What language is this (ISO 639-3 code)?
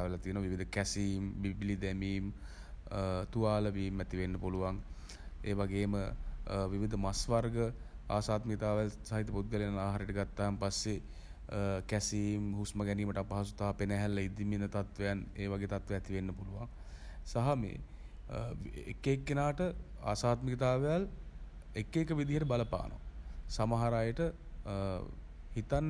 sin